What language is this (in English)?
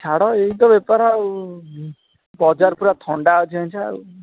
Odia